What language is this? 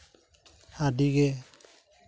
Santali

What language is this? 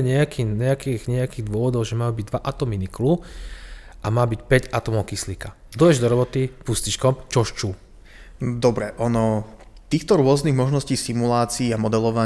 Slovak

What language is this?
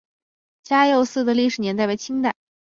Chinese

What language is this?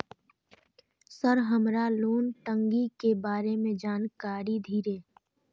Maithili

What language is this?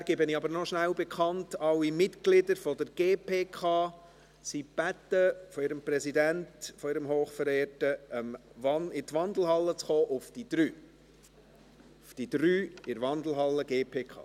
Swiss German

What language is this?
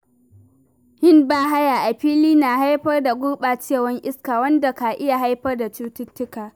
Hausa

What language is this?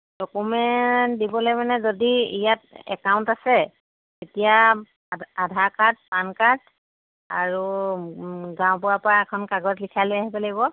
Assamese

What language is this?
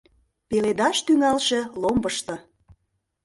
Mari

